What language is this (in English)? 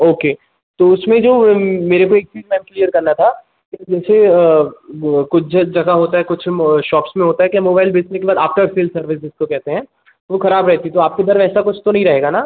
Hindi